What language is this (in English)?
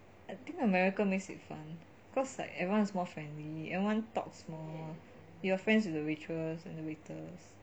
English